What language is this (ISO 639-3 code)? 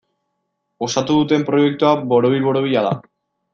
eus